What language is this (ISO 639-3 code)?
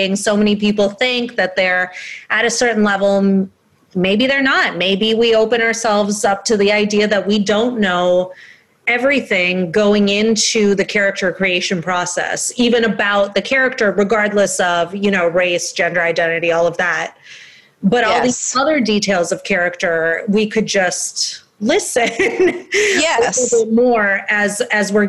eng